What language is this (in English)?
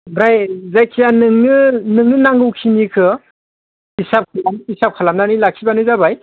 Bodo